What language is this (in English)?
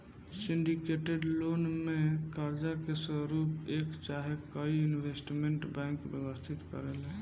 Bhojpuri